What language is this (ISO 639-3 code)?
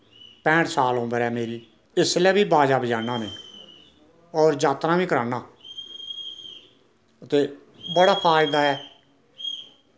doi